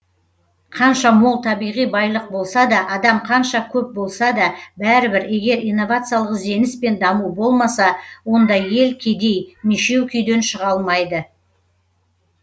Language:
Kazakh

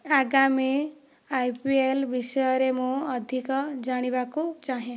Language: Odia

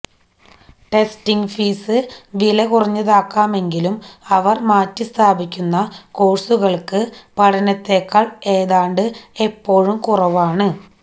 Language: Malayalam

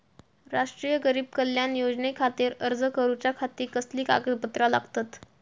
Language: Marathi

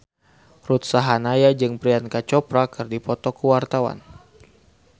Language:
Sundanese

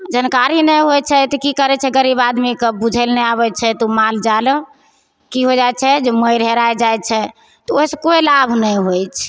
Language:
Maithili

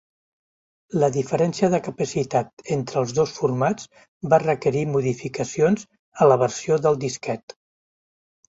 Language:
Catalan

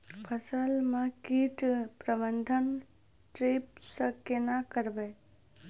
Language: Maithili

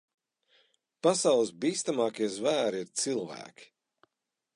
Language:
Latvian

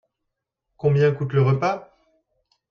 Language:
French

